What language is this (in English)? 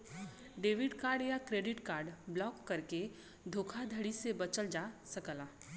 Bhojpuri